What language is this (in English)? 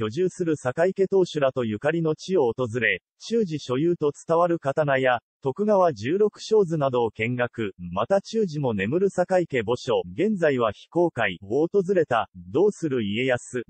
Japanese